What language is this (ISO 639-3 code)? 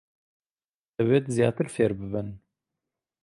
ckb